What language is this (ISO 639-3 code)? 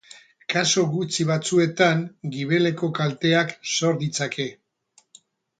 eus